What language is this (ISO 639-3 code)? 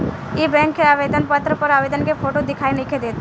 bho